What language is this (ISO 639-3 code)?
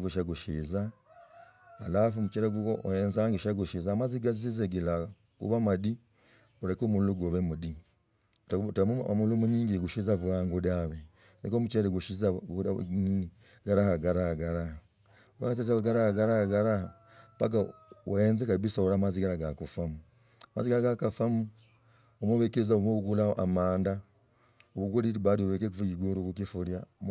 rag